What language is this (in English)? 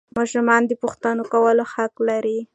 Pashto